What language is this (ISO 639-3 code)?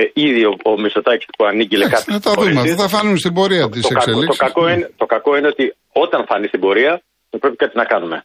ell